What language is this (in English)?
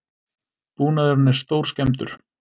Icelandic